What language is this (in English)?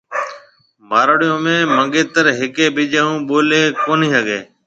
Marwari (Pakistan)